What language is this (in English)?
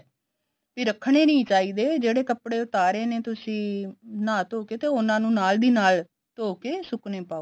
Punjabi